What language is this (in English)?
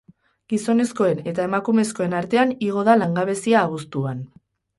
Basque